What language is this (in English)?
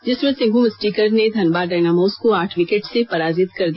Hindi